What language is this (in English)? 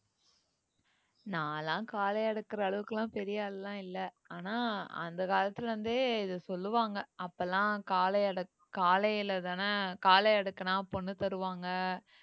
Tamil